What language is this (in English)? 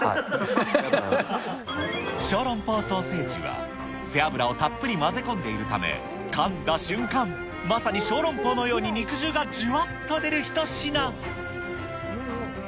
Japanese